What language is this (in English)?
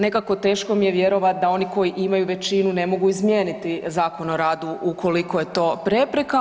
Croatian